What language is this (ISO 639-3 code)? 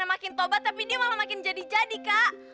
ind